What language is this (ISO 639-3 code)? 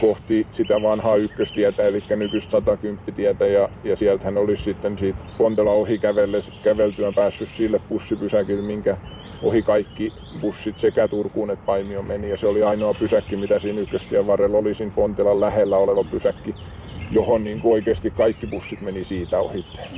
fin